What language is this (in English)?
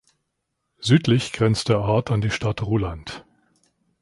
German